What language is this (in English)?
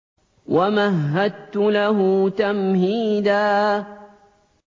Arabic